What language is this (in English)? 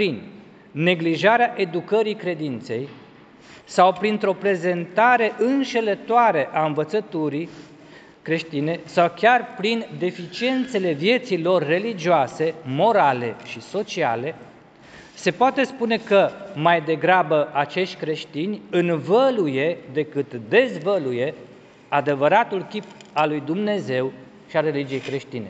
Romanian